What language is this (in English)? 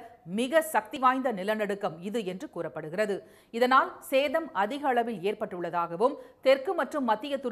Thai